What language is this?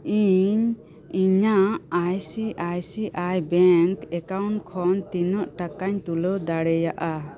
Santali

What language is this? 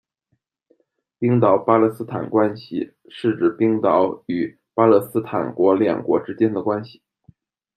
Chinese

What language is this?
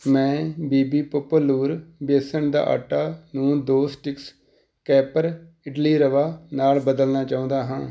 Punjabi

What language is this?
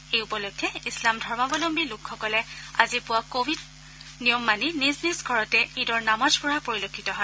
Assamese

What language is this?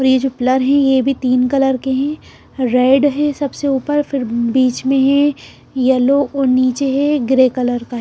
Hindi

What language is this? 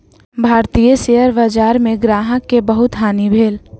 Maithili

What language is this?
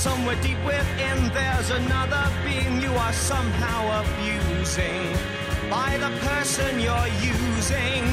Russian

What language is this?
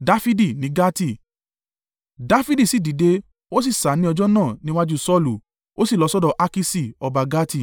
Yoruba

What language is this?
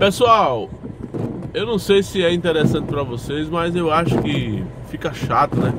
Portuguese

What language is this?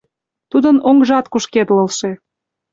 Mari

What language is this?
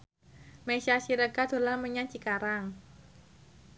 Javanese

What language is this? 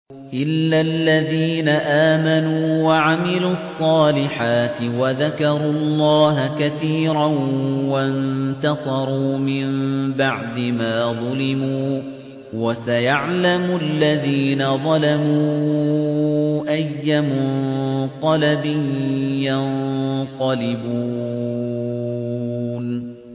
Arabic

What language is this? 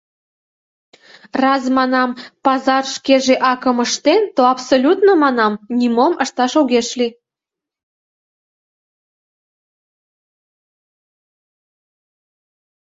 Mari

